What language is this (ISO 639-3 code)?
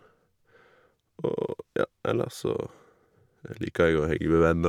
nor